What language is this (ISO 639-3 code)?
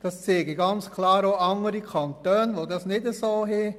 gsw